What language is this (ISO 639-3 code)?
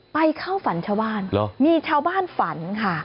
tha